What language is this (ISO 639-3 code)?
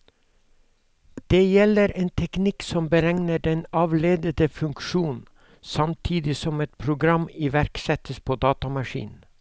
nor